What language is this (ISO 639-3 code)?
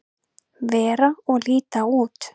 isl